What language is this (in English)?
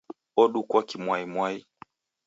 Taita